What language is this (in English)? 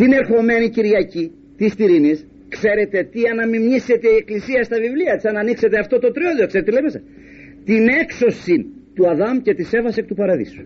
Greek